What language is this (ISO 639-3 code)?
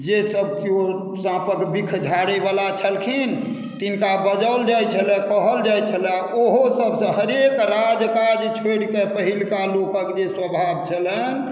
mai